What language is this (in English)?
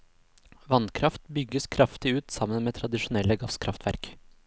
Norwegian